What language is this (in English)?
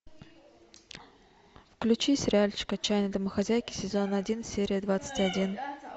Russian